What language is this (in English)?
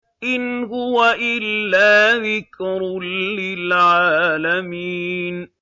Arabic